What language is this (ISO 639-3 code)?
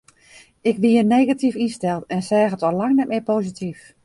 fry